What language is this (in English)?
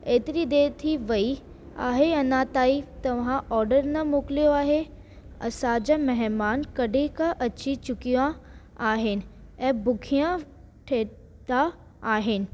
Sindhi